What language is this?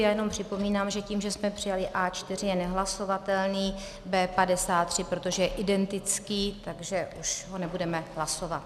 Czech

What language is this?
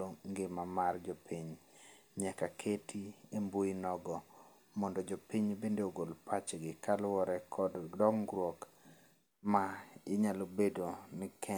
Luo (Kenya and Tanzania)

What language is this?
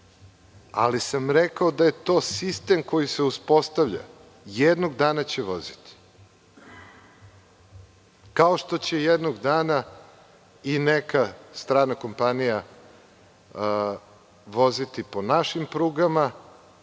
Serbian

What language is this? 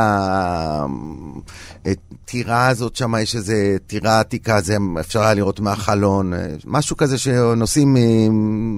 Hebrew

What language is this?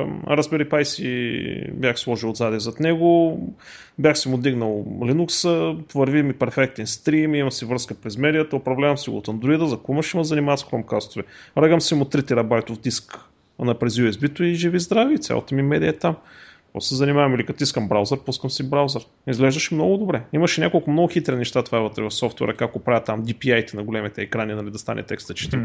Bulgarian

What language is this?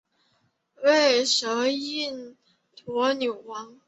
Chinese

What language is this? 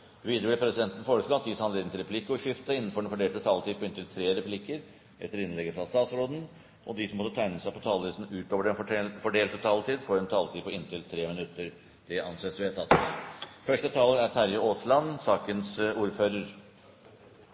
Norwegian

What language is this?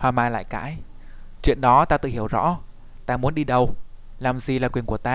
Vietnamese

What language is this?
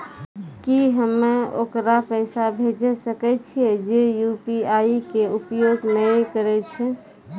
Maithili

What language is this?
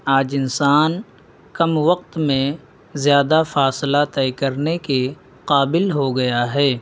Urdu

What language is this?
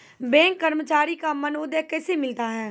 Maithili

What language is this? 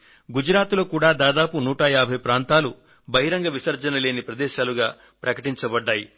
Telugu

